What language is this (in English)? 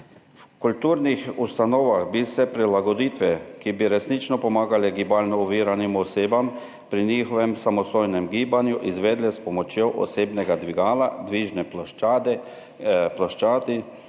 Slovenian